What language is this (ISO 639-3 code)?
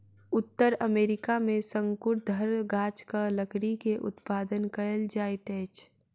mai